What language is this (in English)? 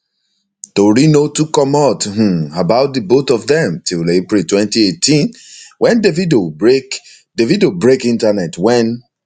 Nigerian Pidgin